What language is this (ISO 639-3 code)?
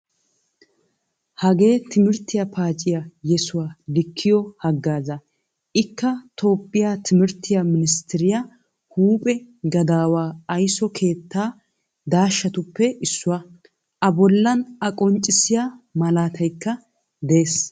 wal